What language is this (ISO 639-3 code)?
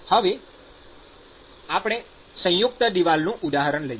guj